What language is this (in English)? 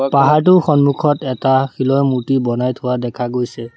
Assamese